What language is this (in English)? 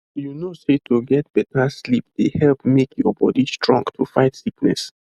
Nigerian Pidgin